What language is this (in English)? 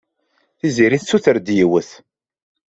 Kabyle